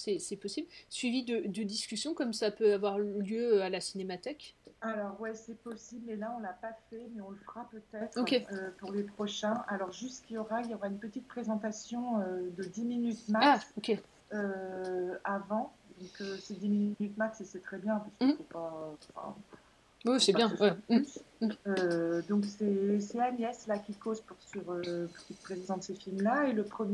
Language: French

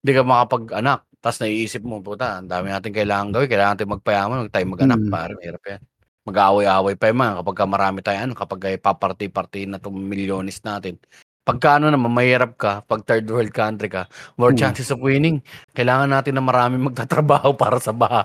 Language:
Filipino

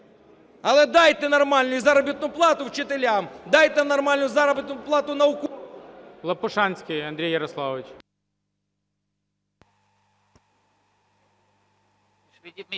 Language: Ukrainian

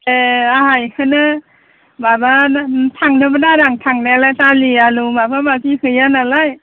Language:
Bodo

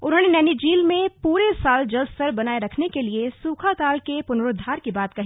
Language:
Hindi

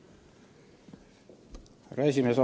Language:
Estonian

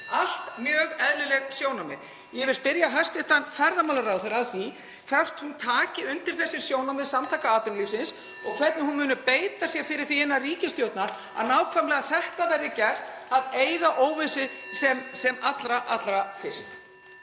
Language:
Icelandic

